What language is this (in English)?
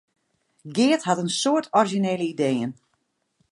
Western Frisian